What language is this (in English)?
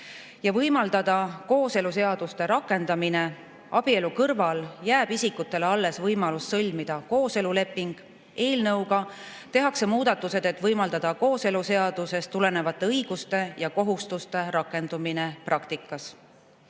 Estonian